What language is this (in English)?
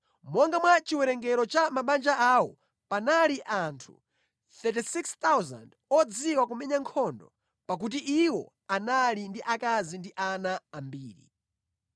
Nyanja